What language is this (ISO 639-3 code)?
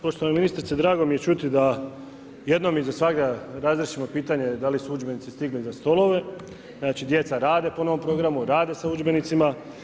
hrv